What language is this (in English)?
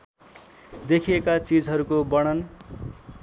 Nepali